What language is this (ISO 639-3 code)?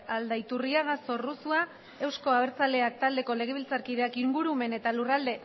eus